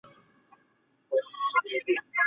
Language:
Chinese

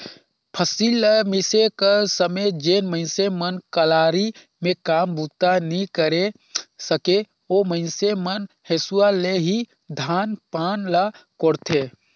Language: Chhattisgarhi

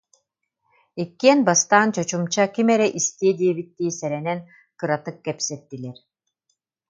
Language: Yakut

